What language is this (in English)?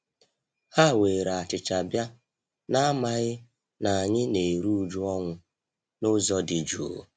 Igbo